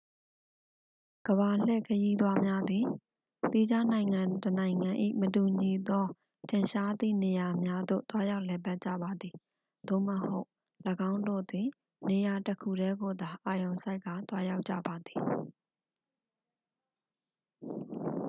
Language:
Burmese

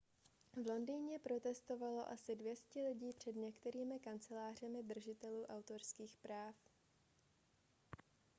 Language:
Czech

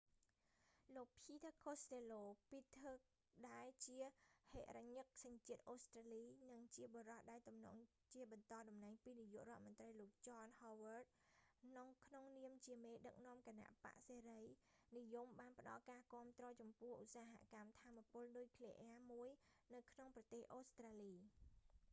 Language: Khmer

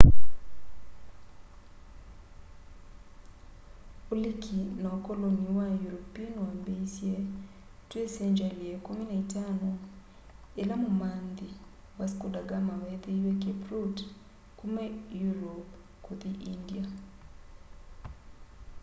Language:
Kamba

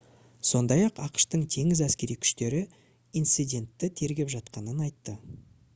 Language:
Kazakh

